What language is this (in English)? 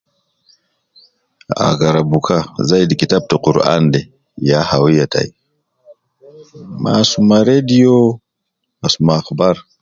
Nubi